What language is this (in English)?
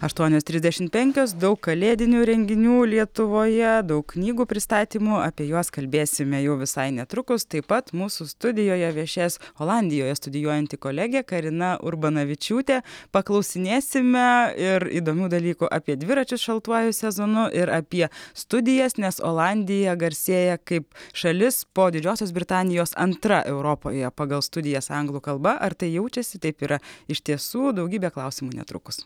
Lithuanian